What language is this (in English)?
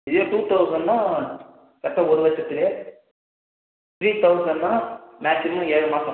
Tamil